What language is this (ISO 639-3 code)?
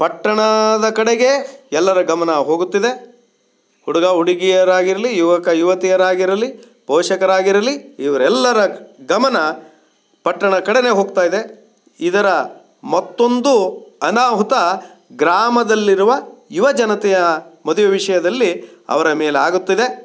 kan